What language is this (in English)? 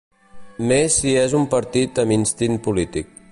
Catalan